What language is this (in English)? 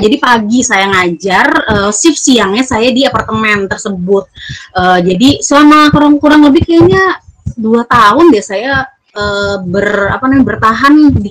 Indonesian